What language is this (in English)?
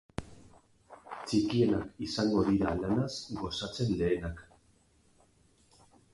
Basque